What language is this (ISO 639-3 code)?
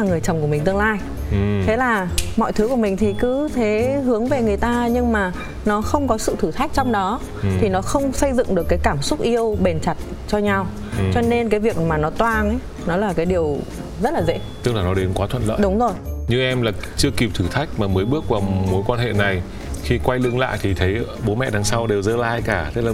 vie